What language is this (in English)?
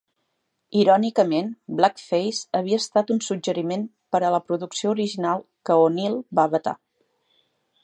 Catalan